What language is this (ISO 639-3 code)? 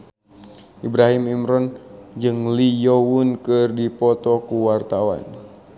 sun